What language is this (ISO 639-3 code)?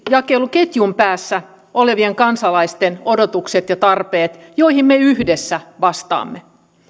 fin